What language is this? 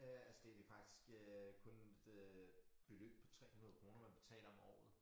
Danish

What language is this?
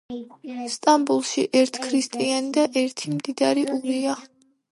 Georgian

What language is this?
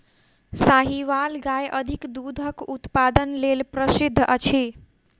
Maithili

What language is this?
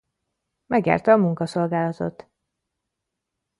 Hungarian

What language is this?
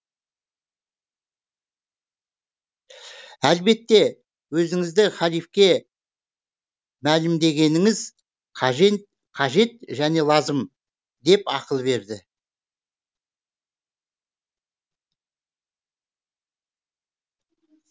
Kazakh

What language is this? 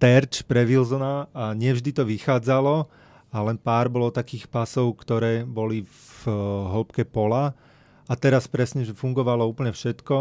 Slovak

